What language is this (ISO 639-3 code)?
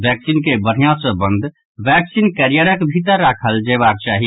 mai